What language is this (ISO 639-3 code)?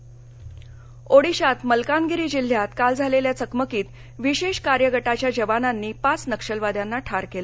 mar